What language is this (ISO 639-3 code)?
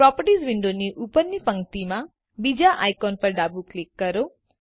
guj